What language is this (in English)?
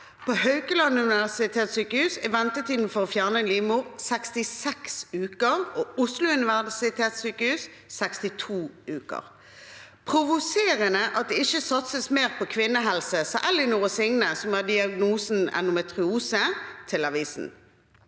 Norwegian